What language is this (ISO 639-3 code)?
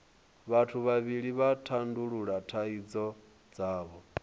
ven